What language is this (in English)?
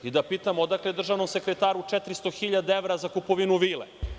Serbian